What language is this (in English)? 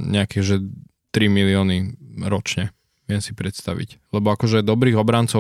Slovak